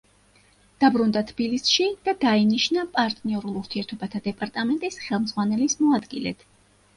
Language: Georgian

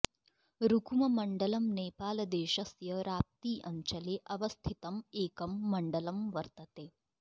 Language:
Sanskrit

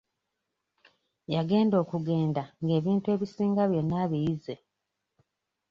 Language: Ganda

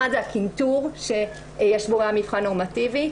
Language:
Hebrew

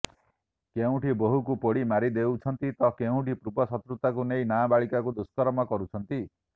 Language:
Odia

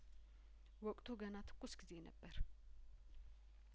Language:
Amharic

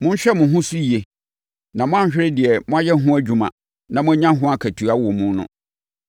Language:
Akan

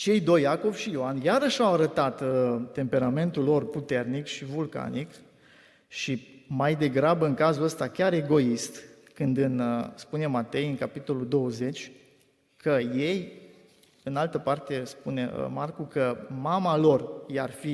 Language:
Romanian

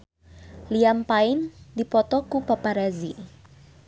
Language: Sundanese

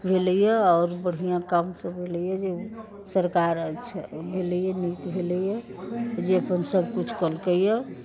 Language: Maithili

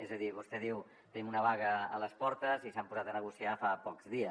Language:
Catalan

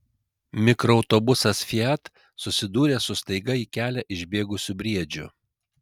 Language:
Lithuanian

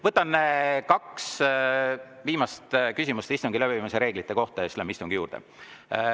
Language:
Estonian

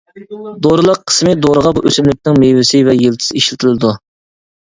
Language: Uyghur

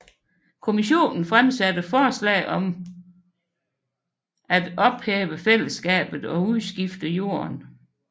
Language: Danish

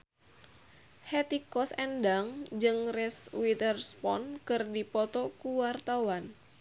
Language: Sundanese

